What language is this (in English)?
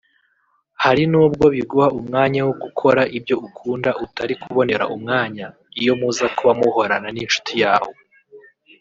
Kinyarwanda